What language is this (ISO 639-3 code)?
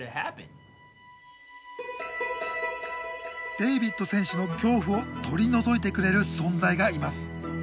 jpn